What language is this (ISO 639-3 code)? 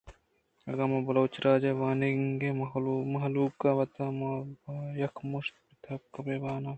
bgp